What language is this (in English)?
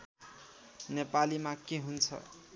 Nepali